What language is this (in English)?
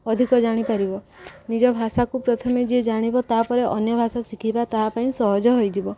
Odia